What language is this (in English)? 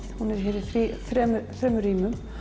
Icelandic